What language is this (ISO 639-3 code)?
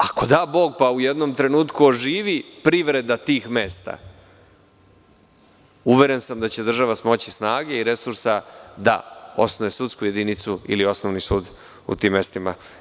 srp